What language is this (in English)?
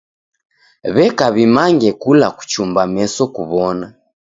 Taita